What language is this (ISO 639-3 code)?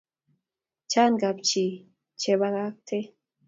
kln